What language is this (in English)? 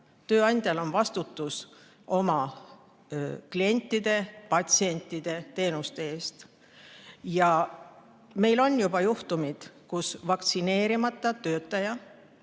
Estonian